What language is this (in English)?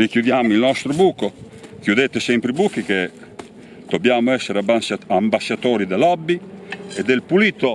Italian